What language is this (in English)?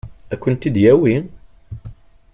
Kabyle